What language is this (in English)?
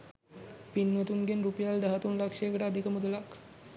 Sinhala